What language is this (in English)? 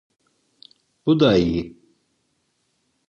Turkish